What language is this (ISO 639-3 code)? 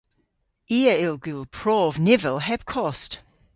cor